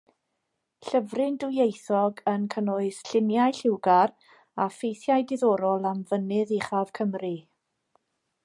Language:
Welsh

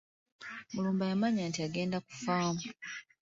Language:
Ganda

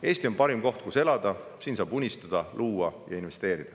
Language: Estonian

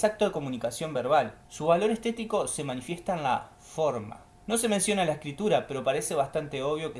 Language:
Spanish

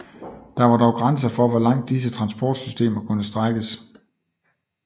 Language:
Danish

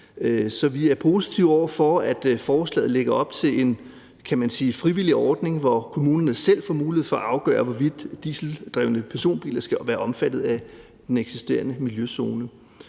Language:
Danish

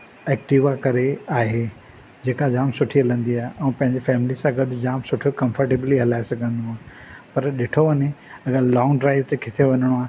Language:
Sindhi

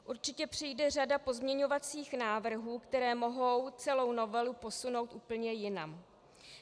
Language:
Czech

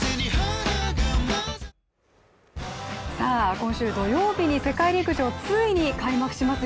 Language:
Japanese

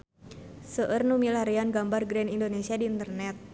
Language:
Sundanese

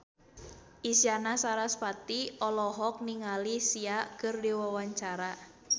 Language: Sundanese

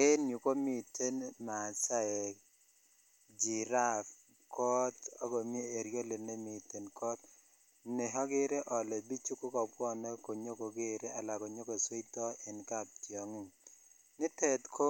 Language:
Kalenjin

